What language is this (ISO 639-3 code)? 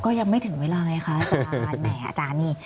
tha